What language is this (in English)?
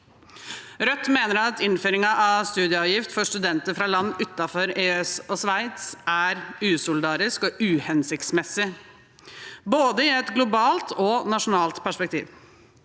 Norwegian